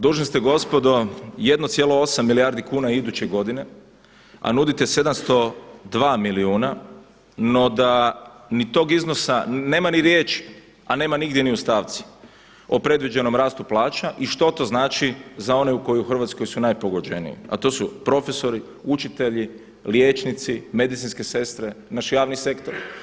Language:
Croatian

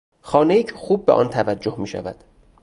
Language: Persian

